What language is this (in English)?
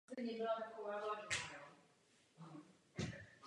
Czech